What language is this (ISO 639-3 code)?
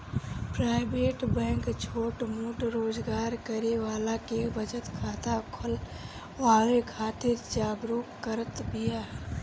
bho